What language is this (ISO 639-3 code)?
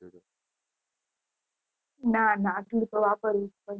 guj